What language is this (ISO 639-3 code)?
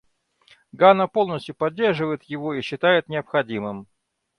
rus